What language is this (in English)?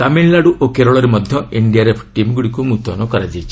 Odia